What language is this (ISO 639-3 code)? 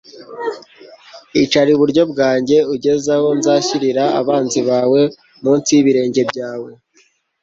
kin